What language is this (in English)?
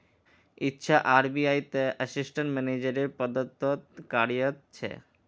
Magahi